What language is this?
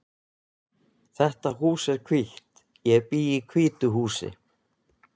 Icelandic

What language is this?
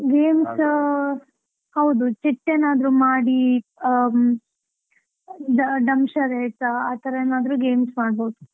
Kannada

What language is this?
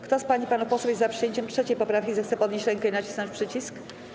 Polish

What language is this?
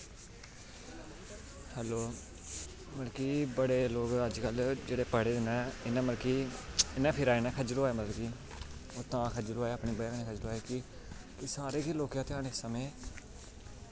Dogri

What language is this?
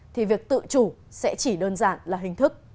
Vietnamese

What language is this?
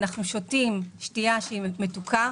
Hebrew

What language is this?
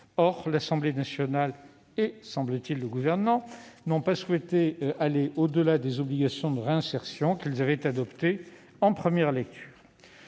French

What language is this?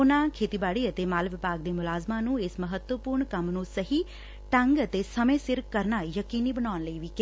Punjabi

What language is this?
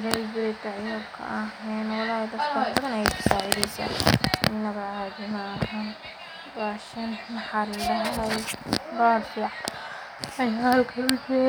Somali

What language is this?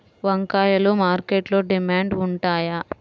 Telugu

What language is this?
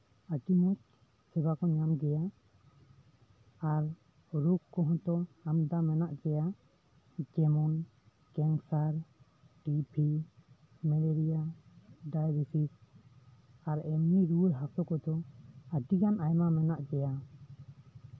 Santali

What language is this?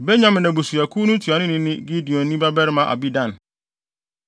Akan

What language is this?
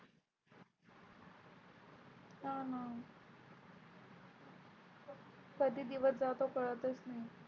Marathi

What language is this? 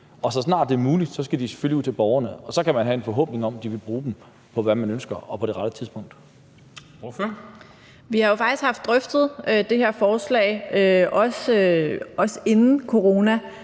Danish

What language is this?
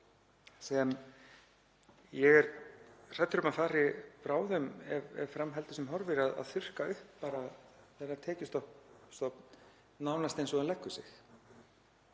Icelandic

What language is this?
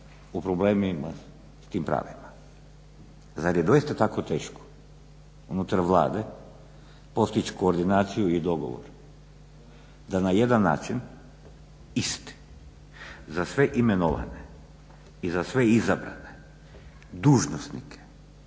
Croatian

